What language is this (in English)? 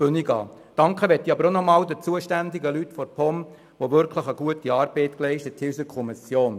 Swiss German